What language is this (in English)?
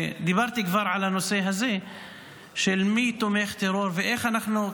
Hebrew